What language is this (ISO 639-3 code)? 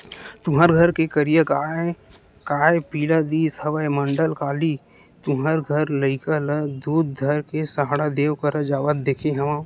hne